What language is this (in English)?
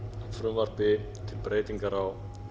Icelandic